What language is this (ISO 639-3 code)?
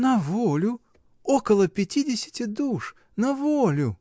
rus